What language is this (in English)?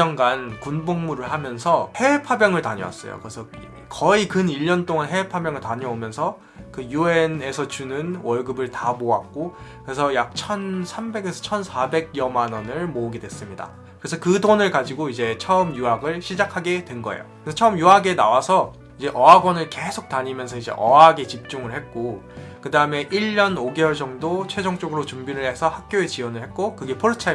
Korean